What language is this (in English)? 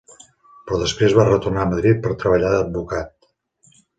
Catalan